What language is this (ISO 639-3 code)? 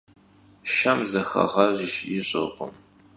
kbd